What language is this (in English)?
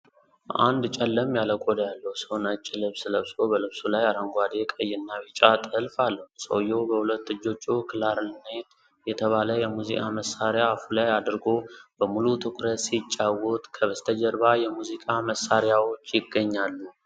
Amharic